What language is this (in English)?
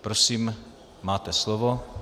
Czech